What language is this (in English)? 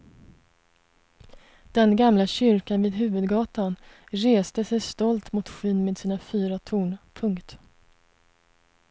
Swedish